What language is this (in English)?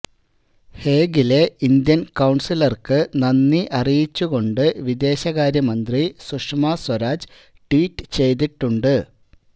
Malayalam